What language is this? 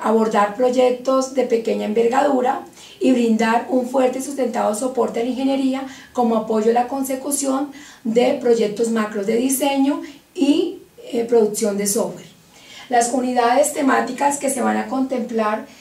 Spanish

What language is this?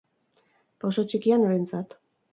Basque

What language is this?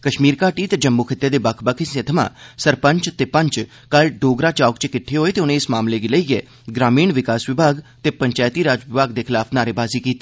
Dogri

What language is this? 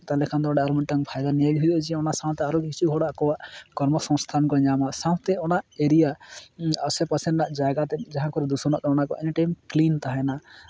Santali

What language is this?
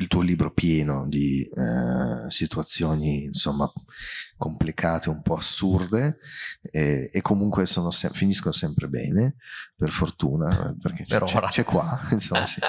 Italian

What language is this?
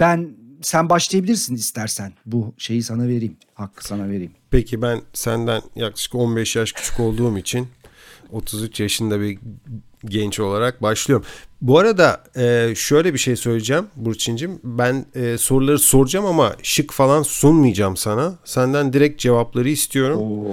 Turkish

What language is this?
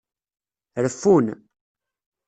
Kabyle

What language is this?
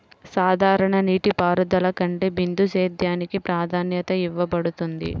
Telugu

